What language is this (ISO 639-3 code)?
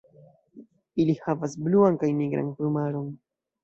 epo